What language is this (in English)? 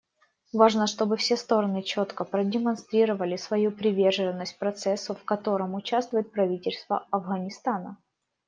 Russian